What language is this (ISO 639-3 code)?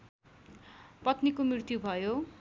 nep